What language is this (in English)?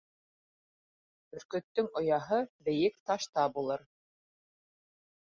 Bashkir